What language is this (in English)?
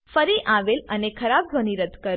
Gujarati